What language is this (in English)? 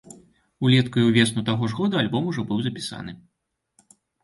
Belarusian